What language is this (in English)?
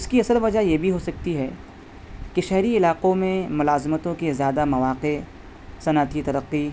Urdu